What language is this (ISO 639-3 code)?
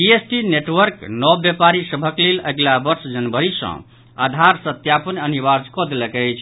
mai